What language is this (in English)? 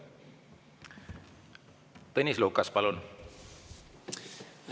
Estonian